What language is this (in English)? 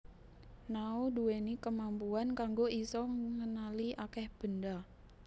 Javanese